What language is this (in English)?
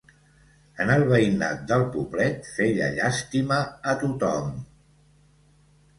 Catalan